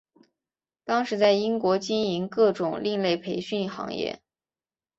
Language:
Chinese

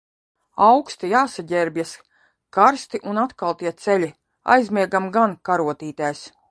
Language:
Latvian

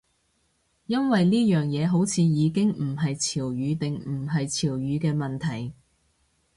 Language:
Cantonese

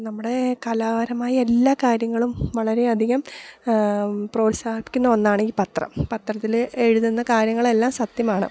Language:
Malayalam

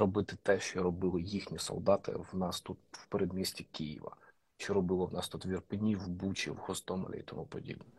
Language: Ukrainian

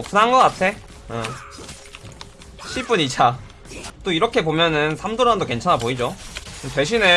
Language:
Korean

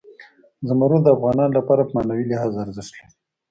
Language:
Pashto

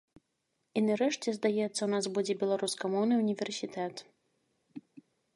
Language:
Belarusian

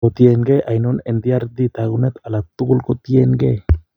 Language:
Kalenjin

